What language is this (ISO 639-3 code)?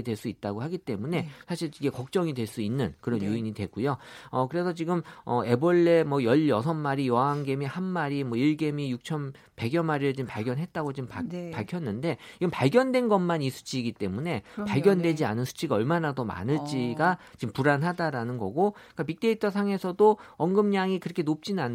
kor